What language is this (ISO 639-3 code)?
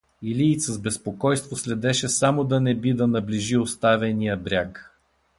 bul